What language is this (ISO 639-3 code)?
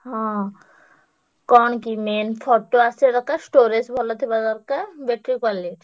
ori